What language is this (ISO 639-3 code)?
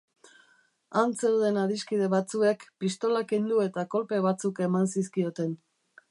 eus